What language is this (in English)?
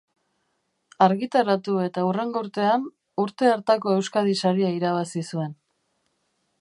Basque